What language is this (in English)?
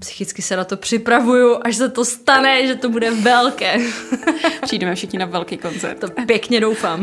Czech